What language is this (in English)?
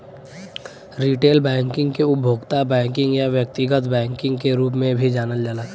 Bhojpuri